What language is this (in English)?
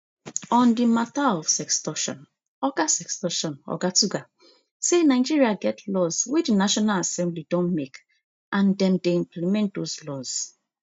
Nigerian Pidgin